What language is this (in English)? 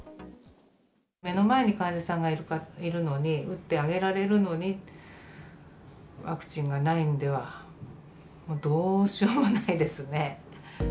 Japanese